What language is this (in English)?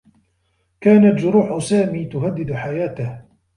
Arabic